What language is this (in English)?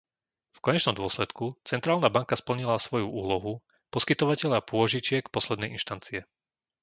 Slovak